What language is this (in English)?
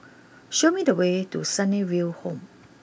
English